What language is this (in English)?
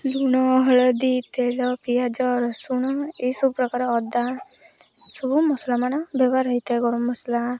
Odia